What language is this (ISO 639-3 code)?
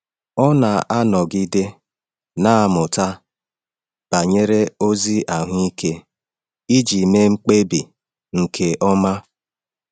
ibo